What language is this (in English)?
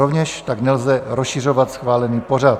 Czech